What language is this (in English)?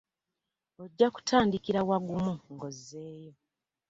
Ganda